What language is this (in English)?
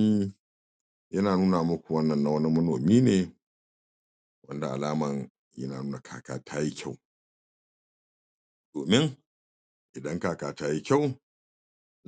Hausa